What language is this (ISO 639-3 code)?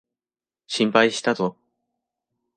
jpn